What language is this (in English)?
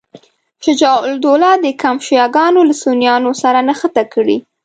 Pashto